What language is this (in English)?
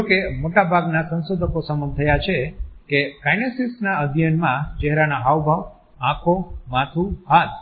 Gujarati